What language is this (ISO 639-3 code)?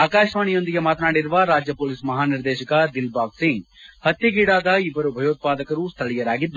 kan